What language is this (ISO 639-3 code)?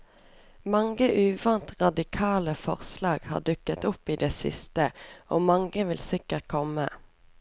nor